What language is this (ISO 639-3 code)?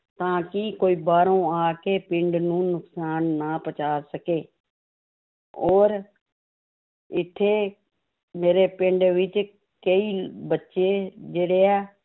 pan